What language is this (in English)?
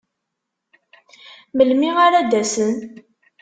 Kabyle